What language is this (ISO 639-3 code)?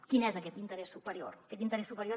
cat